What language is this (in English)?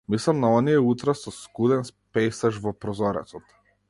Macedonian